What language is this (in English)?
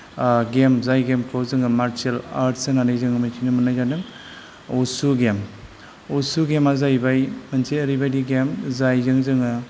Bodo